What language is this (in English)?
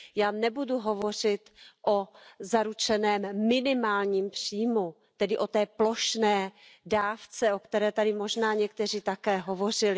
Czech